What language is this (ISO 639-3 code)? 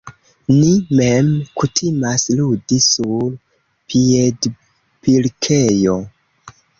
epo